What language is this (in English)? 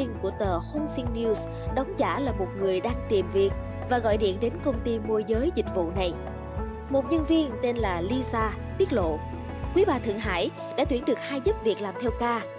Vietnamese